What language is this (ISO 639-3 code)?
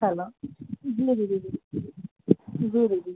snd